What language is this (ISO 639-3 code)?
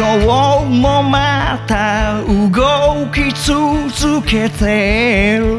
jpn